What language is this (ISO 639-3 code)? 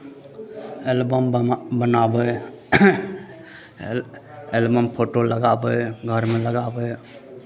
mai